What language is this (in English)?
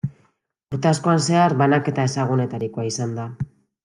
Basque